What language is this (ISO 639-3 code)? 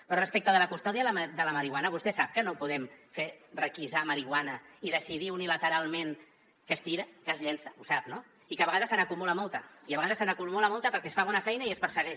cat